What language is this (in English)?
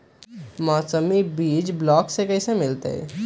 Magahi